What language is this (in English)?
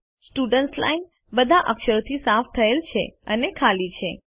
Gujarati